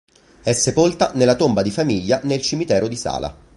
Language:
Italian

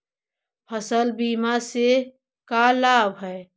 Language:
Magahi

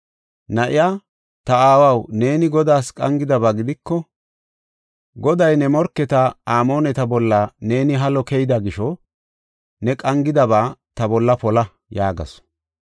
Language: Gofa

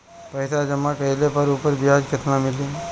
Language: Bhojpuri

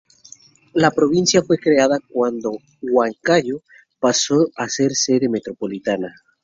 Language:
Spanish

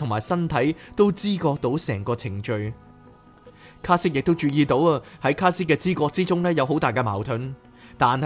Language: Chinese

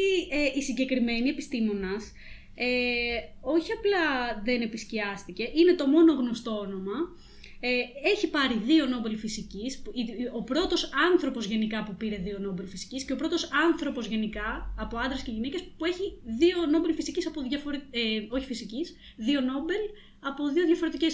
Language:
Greek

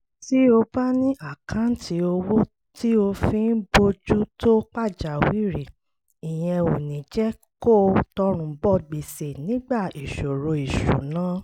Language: Yoruba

